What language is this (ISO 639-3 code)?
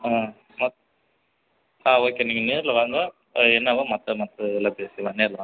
tam